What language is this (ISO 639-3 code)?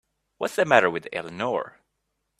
eng